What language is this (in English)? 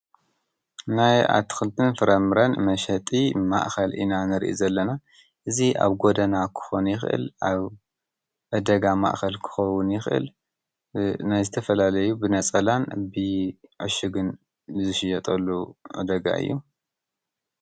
Tigrinya